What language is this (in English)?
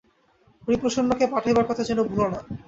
Bangla